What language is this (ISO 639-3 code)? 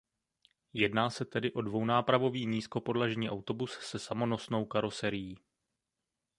ces